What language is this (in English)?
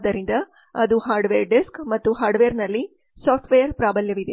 Kannada